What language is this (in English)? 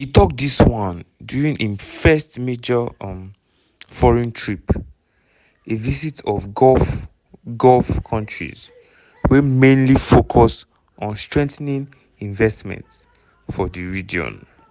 Nigerian Pidgin